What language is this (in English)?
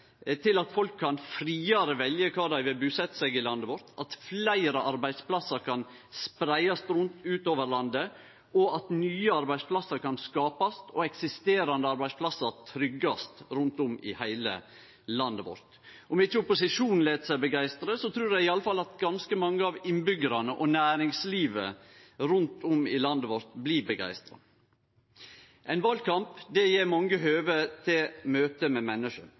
Norwegian Nynorsk